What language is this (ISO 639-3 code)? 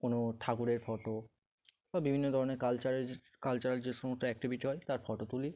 ben